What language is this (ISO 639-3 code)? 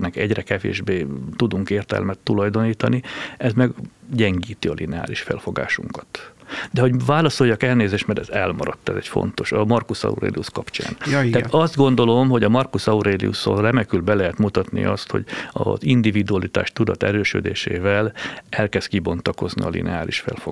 hun